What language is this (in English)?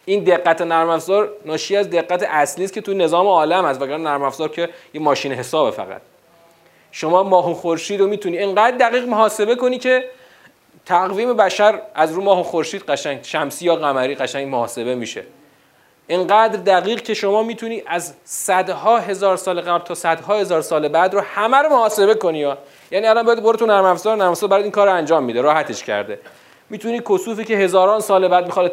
Persian